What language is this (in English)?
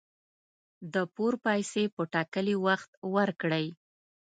Pashto